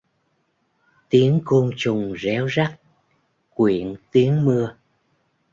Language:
Vietnamese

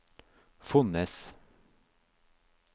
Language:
Norwegian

